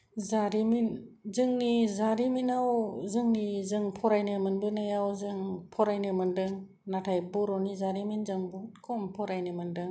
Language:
Bodo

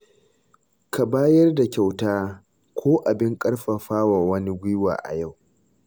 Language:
Hausa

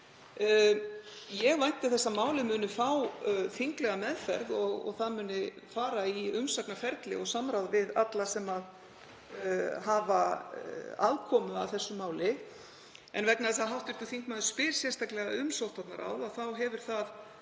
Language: Icelandic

